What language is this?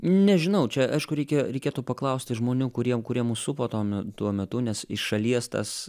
Lithuanian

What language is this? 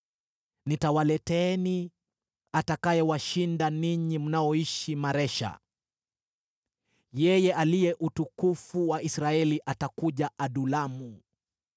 Swahili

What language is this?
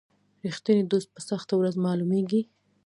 Pashto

